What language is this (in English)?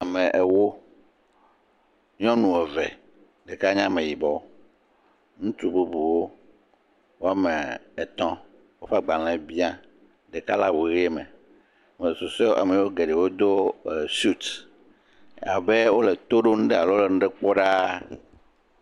Ewe